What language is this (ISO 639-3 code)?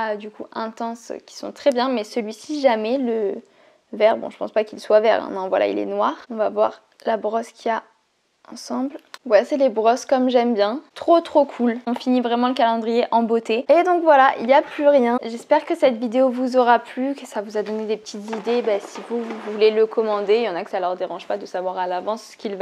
fra